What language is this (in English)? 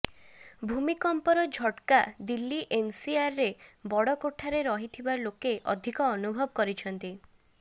Odia